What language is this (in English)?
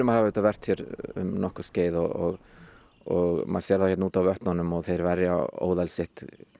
Icelandic